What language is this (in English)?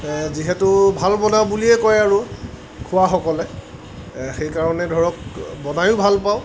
Assamese